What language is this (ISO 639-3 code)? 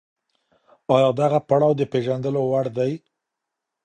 pus